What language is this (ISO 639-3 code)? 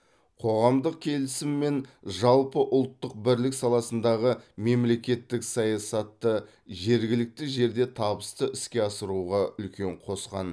kaz